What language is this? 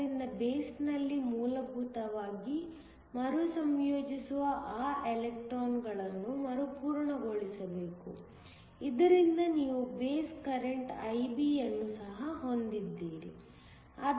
Kannada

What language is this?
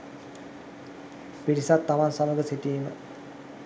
Sinhala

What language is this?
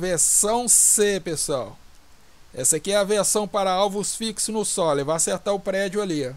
Portuguese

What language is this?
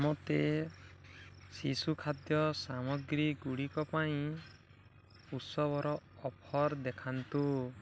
Odia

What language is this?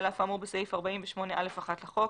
Hebrew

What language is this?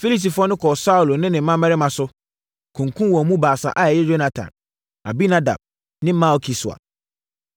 Akan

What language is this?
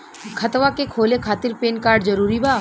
Bhojpuri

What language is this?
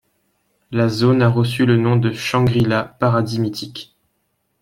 French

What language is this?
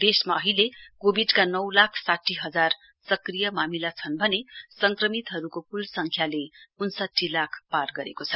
Nepali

